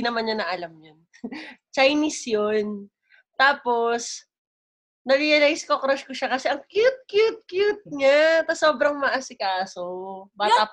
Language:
Filipino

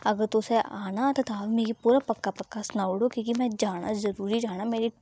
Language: Dogri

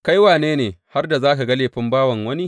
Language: Hausa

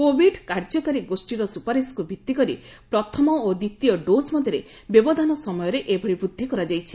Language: Odia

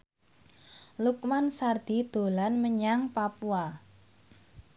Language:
Javanese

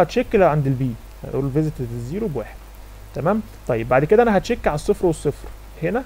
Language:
Arabic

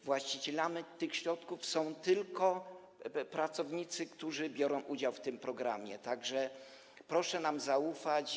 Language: Polish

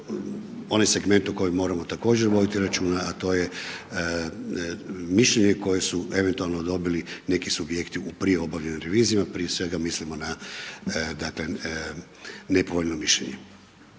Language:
Croatian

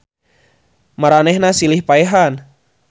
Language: Sundanese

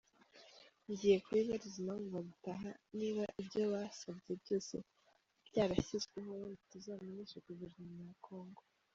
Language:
Kinyarwanda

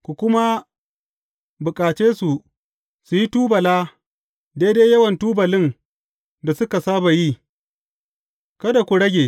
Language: Hausa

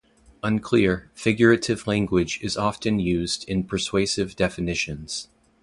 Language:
English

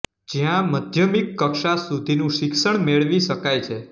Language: Gujarati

